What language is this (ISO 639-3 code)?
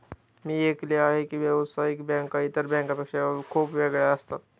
mar